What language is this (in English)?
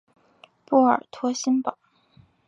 Chinese